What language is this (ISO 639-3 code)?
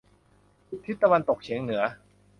tha